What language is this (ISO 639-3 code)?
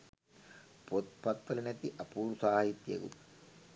sin